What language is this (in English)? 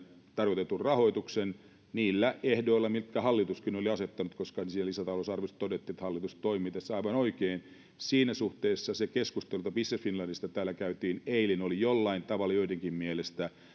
Finnish